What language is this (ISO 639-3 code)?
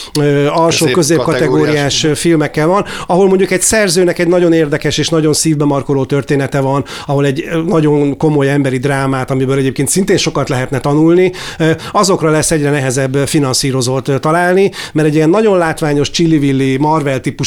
hun